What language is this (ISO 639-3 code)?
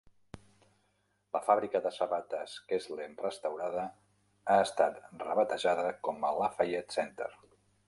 cat